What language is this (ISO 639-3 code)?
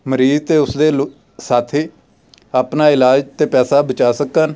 pan